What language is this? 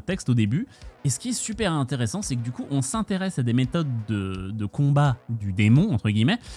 French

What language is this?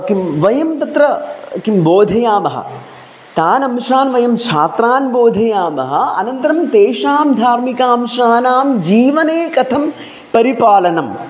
Sanskrit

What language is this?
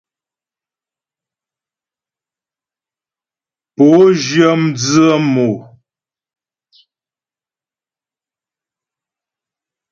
Ghomala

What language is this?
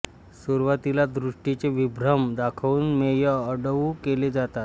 Marathi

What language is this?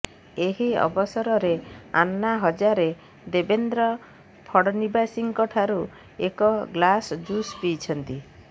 Odia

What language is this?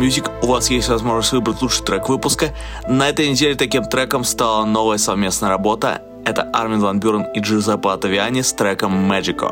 Russian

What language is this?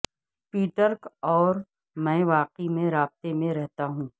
Urdu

